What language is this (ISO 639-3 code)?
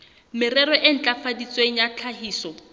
sot